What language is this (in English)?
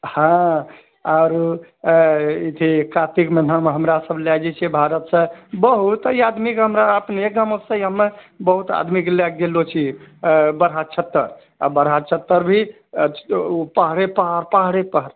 Maithili